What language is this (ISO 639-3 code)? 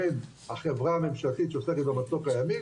heb